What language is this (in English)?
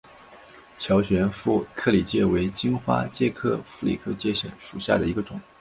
Chinese